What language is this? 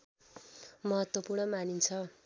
Nepali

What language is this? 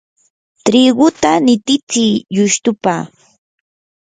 Yanahuanca Pasco Quechua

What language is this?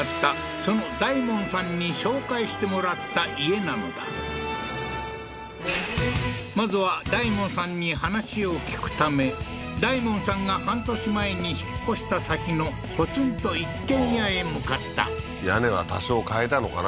Japanese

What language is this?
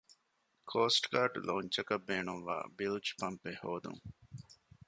Divehi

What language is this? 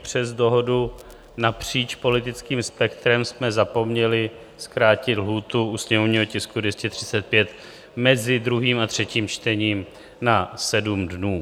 Czech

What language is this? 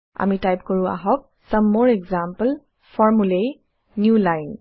Assamese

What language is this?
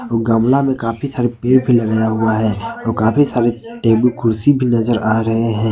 Hindi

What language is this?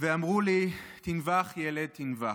Hebrew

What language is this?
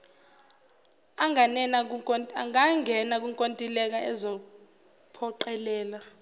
Zulu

